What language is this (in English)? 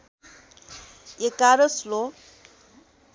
Nepali